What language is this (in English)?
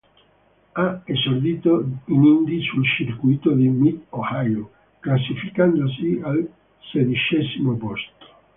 Italian